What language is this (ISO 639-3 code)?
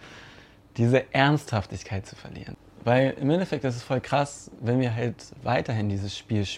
deu